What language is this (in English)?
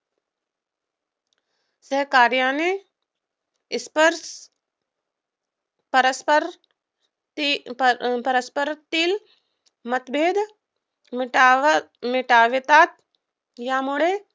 Marathi